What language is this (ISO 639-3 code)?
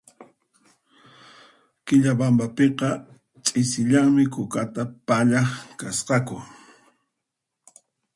qxp